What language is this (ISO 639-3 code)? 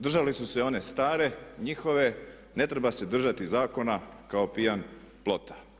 hrv